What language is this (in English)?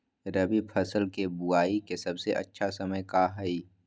Magahi